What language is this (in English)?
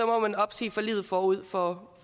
Danish